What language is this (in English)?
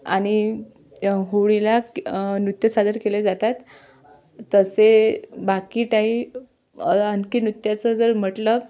Marathi